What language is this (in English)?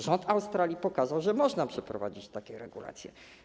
Polish